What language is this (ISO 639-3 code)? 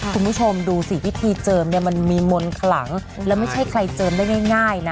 tha